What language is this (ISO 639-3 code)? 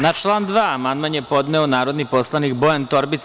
srp